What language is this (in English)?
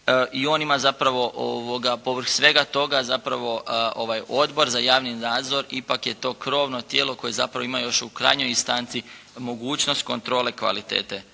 Croatian